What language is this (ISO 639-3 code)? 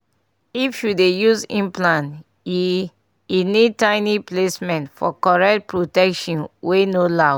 pcm